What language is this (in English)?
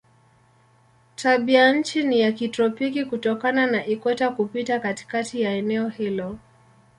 Swahili